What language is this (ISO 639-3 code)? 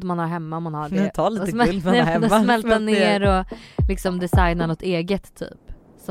swe